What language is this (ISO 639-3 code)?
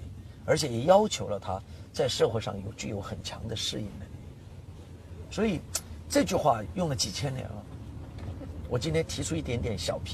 zho